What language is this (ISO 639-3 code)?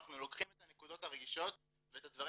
heb